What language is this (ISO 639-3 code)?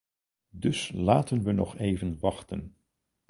nld